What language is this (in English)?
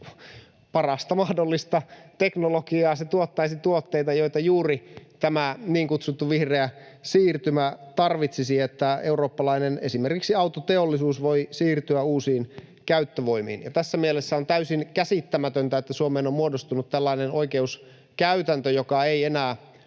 Finnish